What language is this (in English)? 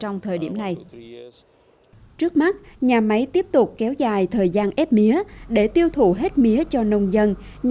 Vietnamese